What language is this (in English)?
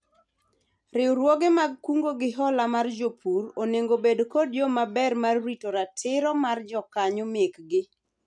Luo (Kenya and Tanzania)